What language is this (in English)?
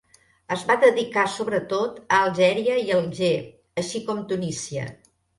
Catalan